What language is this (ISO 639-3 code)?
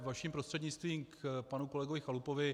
ces